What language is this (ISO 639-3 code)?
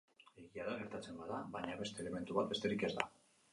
eus